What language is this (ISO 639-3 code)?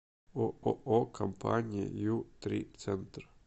rus